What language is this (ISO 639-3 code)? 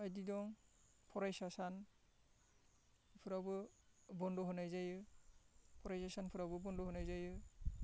brx